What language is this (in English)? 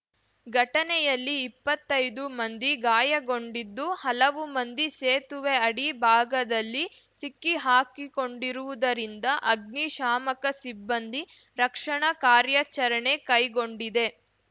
Kannada